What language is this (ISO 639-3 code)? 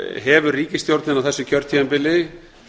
isl